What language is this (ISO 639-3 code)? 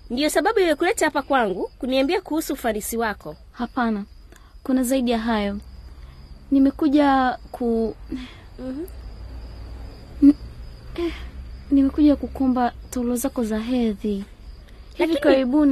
swa